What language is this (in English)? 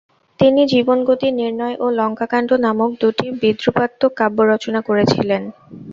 Bangla